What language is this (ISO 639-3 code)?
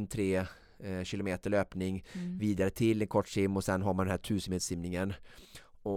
swe